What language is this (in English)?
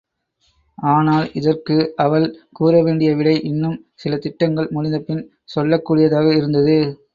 Tamil